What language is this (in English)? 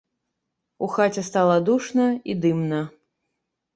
Belarusian